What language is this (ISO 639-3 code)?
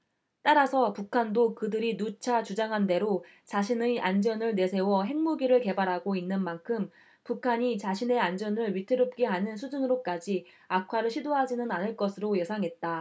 kor